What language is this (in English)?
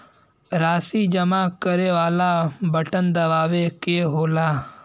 Bhojpuri